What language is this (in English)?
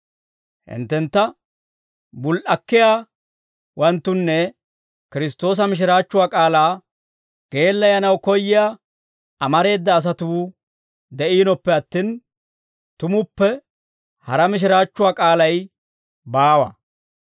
Dawro